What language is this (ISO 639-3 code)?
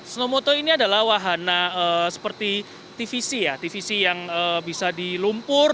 ind